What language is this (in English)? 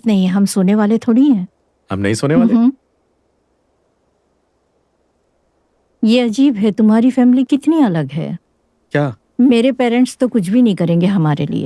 Hindi